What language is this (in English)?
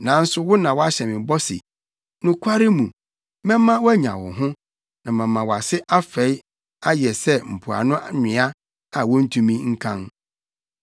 Akan